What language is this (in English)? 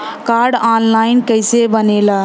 Bhojpuri